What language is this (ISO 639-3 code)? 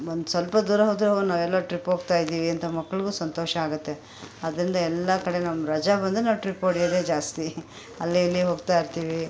kan